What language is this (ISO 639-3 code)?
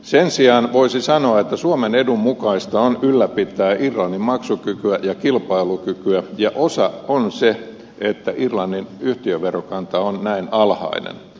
fin